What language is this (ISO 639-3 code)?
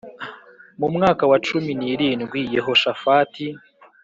kin